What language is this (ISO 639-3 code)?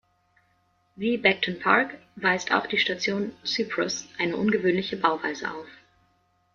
deu